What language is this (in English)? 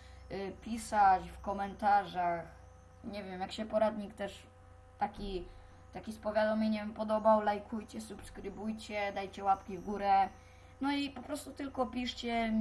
Polish